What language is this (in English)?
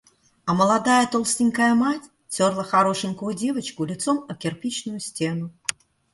Russian